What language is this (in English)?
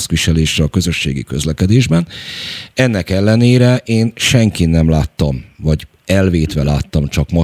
Hungarian